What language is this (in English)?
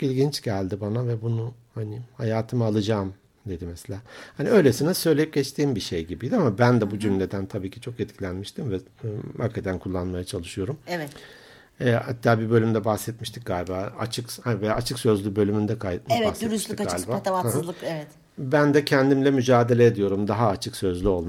Turkish